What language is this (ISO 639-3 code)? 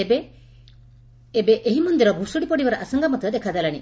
ori